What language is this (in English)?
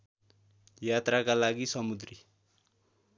Nepali